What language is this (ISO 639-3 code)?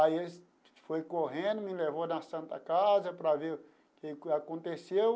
por